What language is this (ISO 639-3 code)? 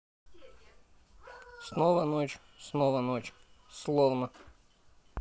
rus